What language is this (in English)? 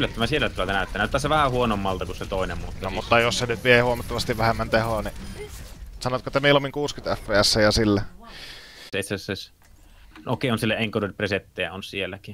Finnish